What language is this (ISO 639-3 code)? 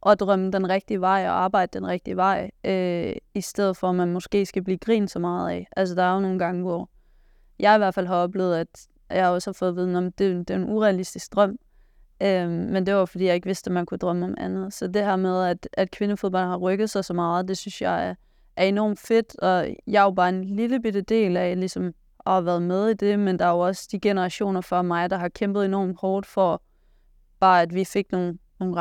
dan